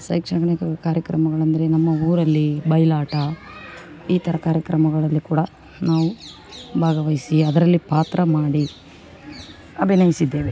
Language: Kannada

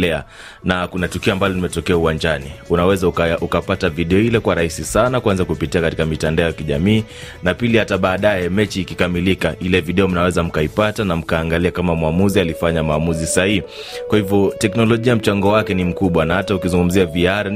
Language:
Swahili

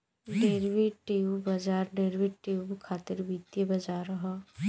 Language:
Bhojpuri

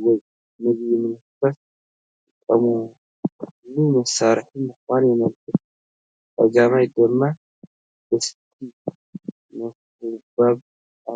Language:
Tigrinya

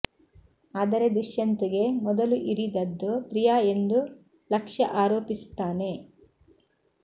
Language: Kannada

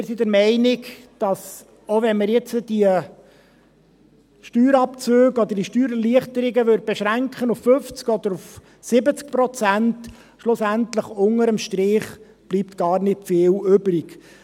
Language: Swiss German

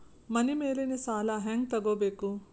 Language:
Kannada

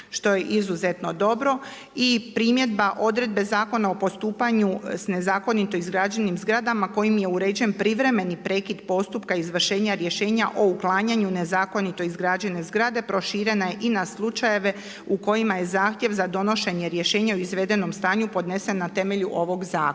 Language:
Croatian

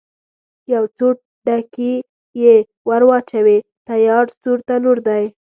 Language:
Pashto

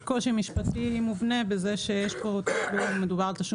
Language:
Hebrew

